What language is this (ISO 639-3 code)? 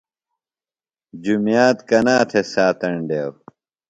phl